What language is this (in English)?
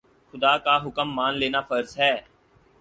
Urdu